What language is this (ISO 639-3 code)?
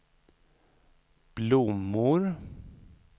swe